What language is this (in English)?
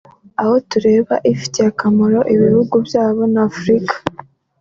Kinyarwanda